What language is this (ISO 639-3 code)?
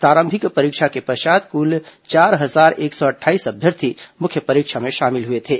hin